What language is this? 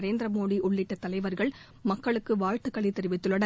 Tamil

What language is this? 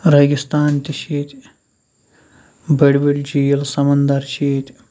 Kashmiri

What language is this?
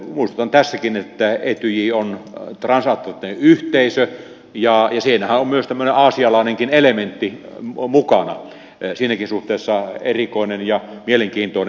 Finnish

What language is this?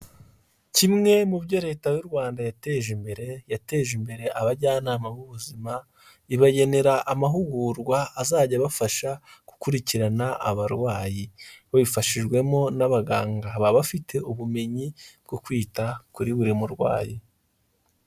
Kinyarwanda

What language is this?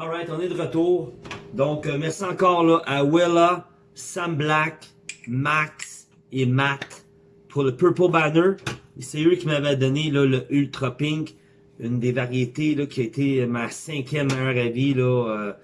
French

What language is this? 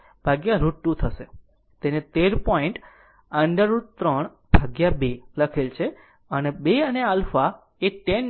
Gujarati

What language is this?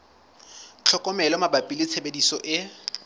Southern Sotho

